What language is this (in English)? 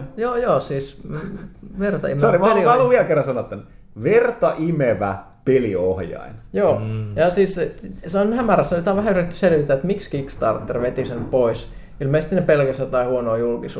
Finnish